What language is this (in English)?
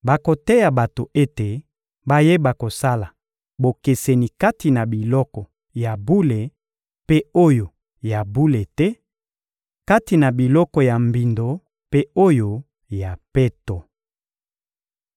Lingala